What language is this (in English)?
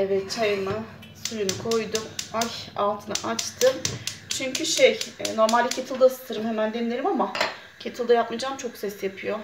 Turkish